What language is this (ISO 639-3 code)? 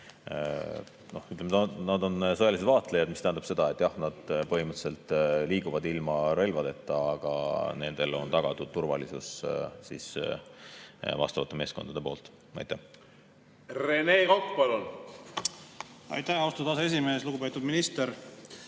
est